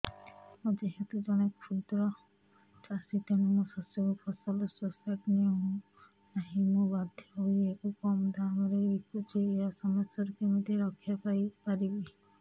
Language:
Odia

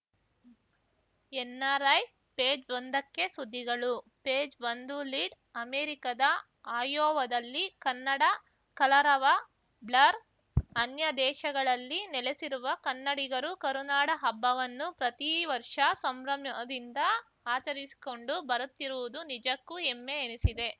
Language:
Kannada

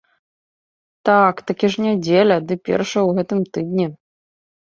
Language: Belarusian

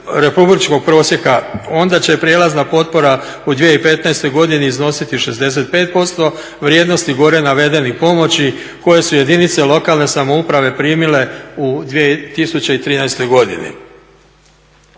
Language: Croatian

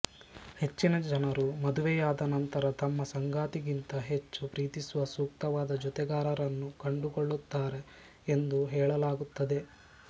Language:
Kannada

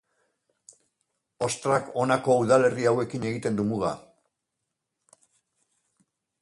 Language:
Basque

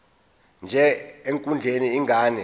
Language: Zulu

